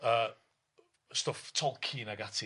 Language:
Welsh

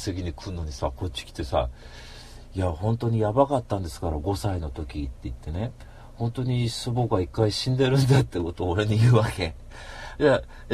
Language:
Japanese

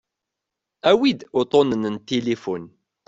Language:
Kabyle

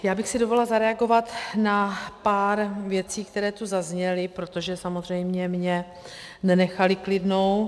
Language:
Czech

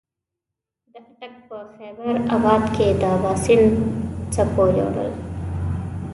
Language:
Pashto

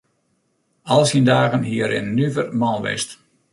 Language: Western Frisian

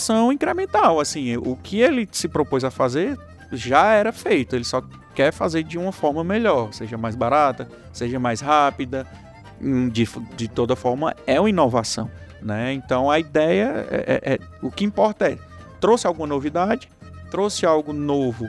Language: Portuguese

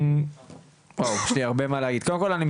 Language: Hebrew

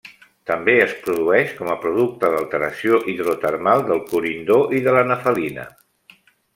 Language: Catalan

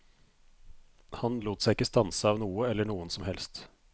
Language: Norwegian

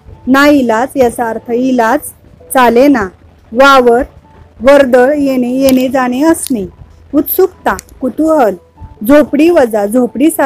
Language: Marathi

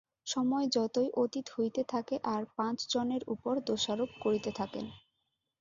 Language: Bangla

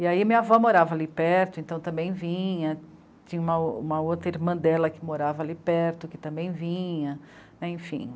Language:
Portuguese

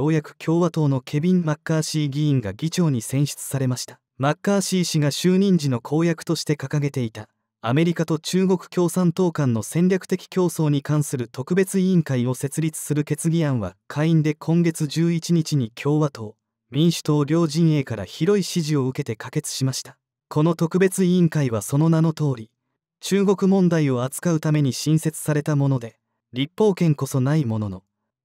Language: Japanese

